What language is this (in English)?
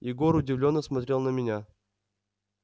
Russian